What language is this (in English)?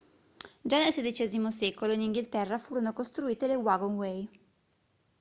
Italian